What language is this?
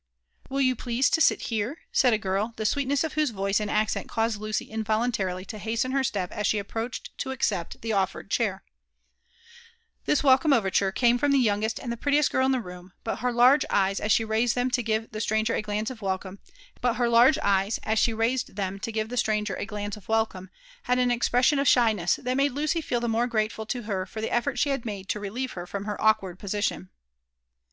English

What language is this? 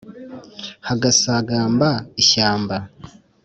Kinyarwanda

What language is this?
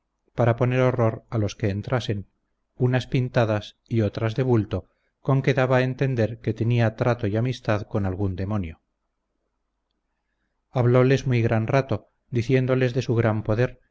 Spanish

